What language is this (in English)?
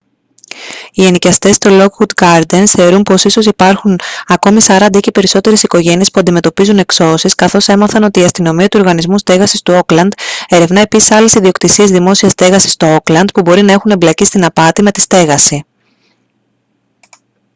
Greek